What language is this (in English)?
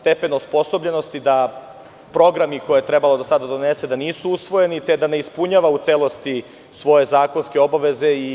Serbian